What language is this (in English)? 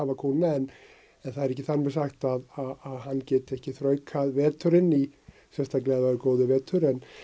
Icelandic